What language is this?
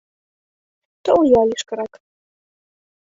Mari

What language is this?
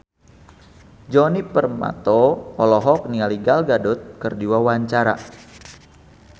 Sundanese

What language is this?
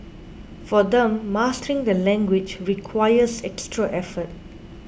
English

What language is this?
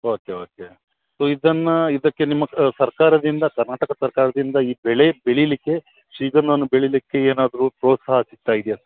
Kannada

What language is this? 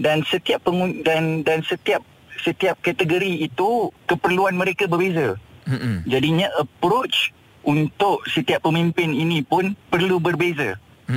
Malay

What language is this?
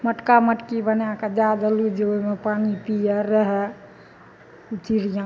Maithili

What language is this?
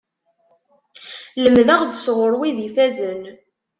Kabyle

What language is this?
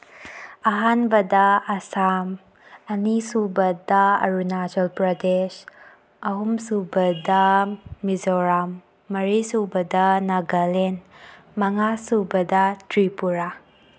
Manipuri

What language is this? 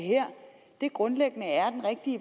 Danish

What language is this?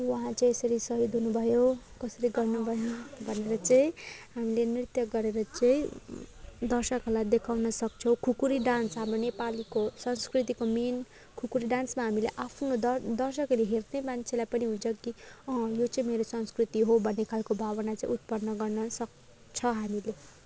Nepali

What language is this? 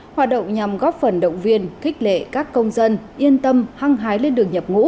Vietnamese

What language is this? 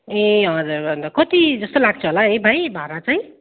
Nepali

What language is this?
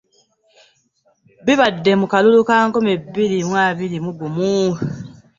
Ganda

